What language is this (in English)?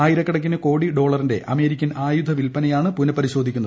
Malayalam